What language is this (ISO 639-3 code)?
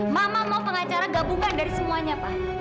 ind